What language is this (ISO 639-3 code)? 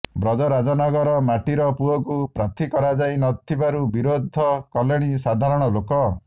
ori